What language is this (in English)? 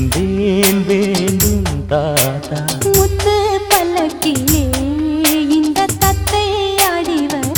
Tamil